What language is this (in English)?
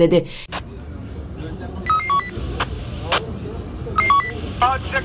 Turkish